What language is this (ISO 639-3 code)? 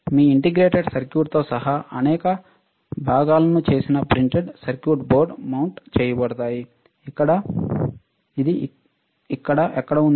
tel